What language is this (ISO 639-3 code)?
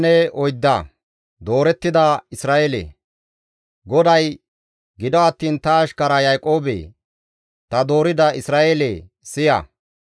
gmv